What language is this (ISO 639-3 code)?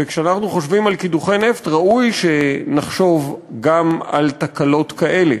heb